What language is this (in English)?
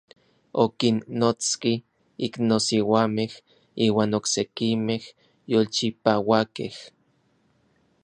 Orizaba Nahuatl